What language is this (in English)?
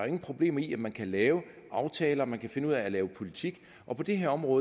Danish